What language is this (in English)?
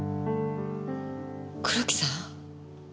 Japanese